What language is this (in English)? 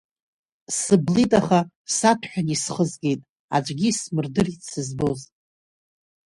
Abkhazian